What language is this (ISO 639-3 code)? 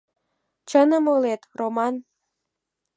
chm